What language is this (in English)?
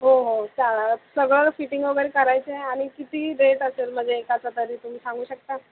Marathi